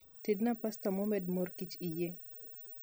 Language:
Luo (Kenya and Tanzania)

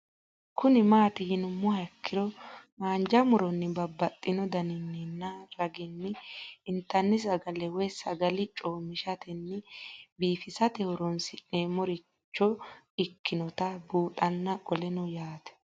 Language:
Sidamo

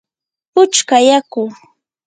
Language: Yanahuanca Pasco Quechua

